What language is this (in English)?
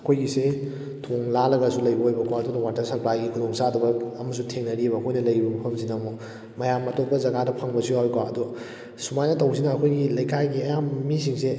Manipuri